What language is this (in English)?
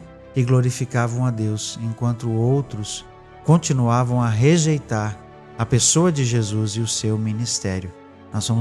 Portuguese